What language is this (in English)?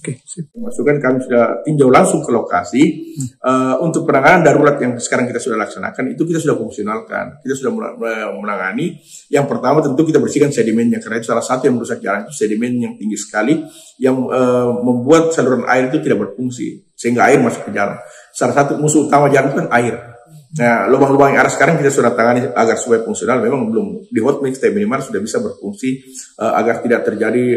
Indonesian